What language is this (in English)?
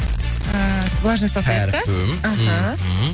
Kazakh